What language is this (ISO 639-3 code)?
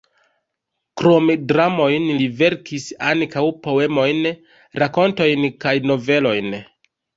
epo